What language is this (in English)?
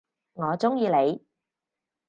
Cantonese